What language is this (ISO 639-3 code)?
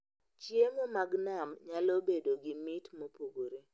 luo